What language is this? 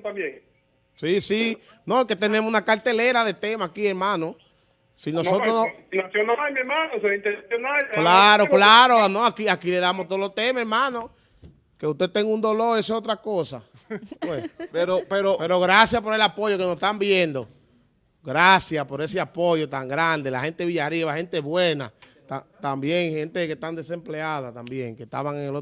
Spanish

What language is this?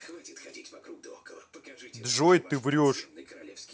Russian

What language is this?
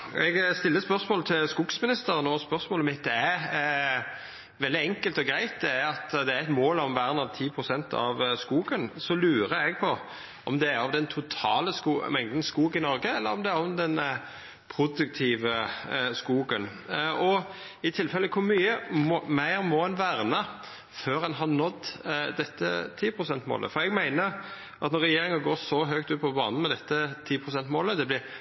Norwegian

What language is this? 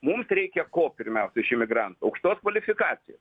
Lithuanian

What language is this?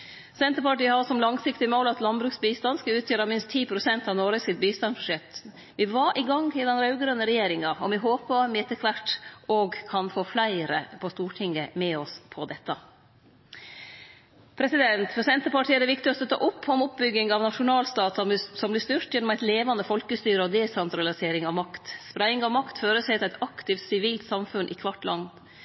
Norwegian Nynorsk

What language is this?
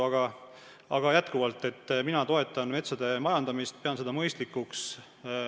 Estonian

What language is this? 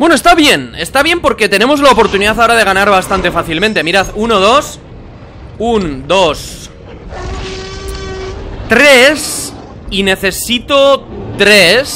Spanish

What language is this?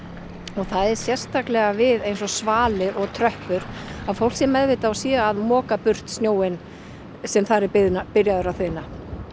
Icelandic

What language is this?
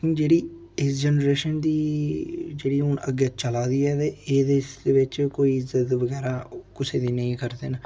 Dogri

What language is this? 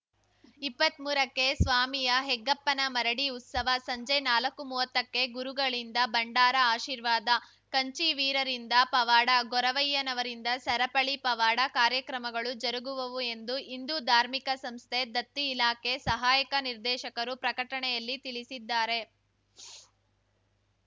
Kannada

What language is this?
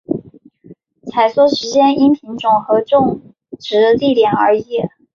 Chinese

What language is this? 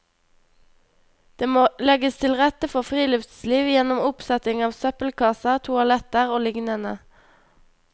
Norwegian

